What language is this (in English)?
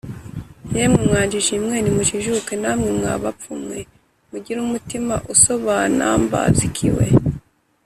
Kinyarwanda